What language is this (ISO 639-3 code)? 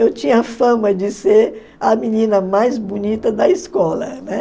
por